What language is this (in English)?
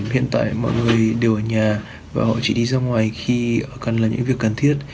Vietnamese